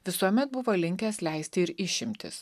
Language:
Lithuanian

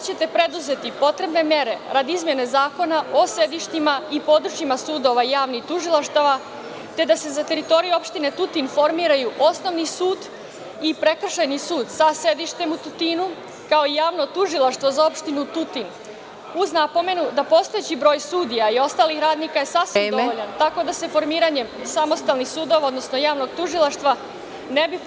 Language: Serbian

